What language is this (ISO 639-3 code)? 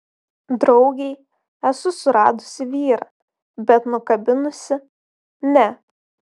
lit